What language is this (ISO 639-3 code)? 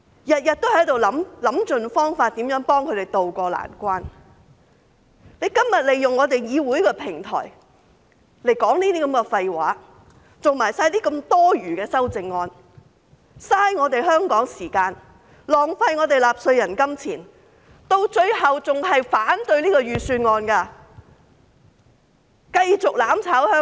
yue